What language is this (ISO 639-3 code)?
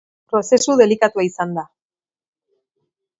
eus